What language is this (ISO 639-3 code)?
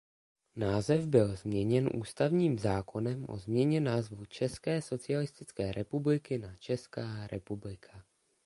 ces